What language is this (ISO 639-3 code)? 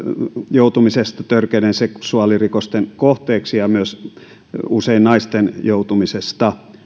fin